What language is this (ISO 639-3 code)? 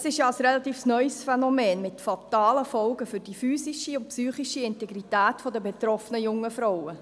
gsw